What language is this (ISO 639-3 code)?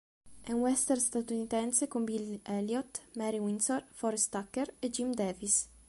ita